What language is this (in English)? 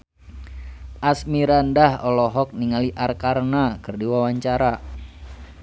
Sundanese